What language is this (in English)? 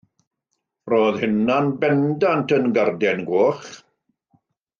Welsh